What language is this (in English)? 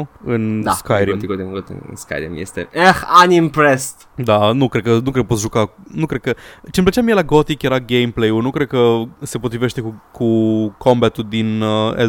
Romanian